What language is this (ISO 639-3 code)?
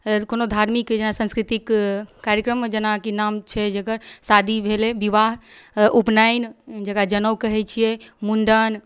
mai